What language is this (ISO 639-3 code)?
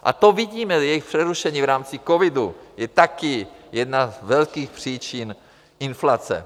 ces